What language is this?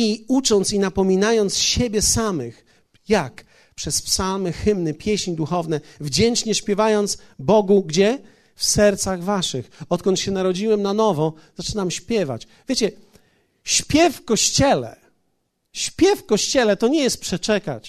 Polish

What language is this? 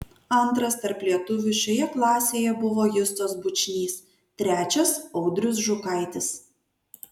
Lithuanian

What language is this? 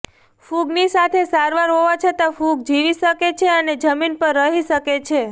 Gujarati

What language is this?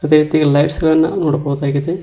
Kannada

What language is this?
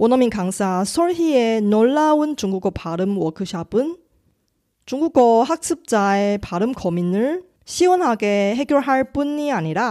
Korean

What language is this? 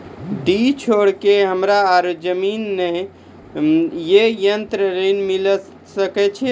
Maithili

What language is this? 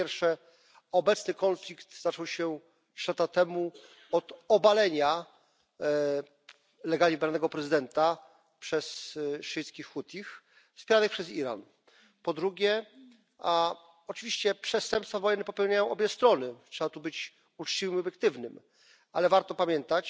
Polish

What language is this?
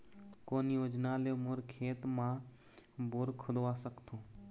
Chhattisgarhi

